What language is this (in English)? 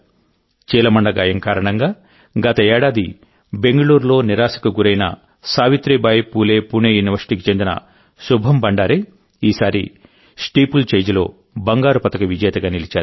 Telugu